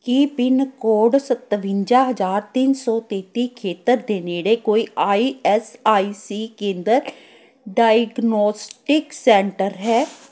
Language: Punjabi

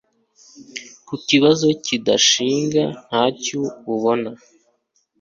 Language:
Kinyarwanda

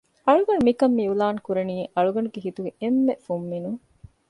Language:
Divehi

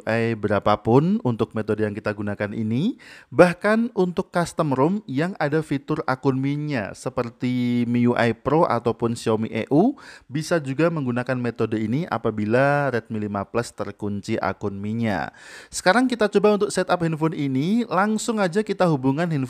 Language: Indonesian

